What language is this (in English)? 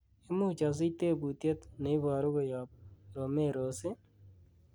Kalenjin